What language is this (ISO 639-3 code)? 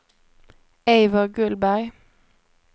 swe